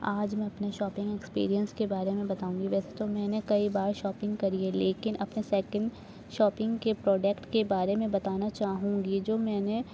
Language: Urdu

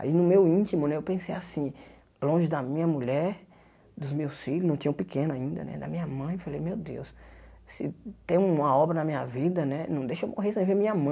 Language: Portuguese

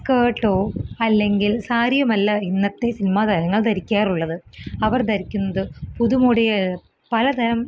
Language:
Malayalam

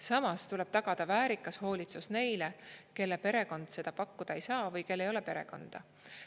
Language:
Estonian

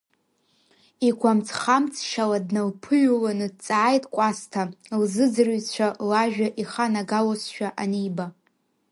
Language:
Abkhazian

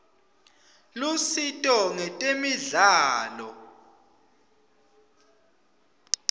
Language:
Swati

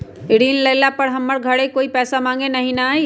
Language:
Magahi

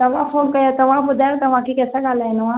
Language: Sindhi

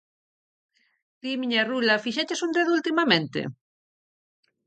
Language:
Galician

